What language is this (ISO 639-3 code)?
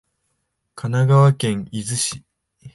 jpn